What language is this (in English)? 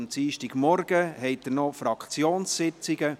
Swiss German